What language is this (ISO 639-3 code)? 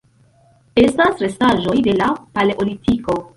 epo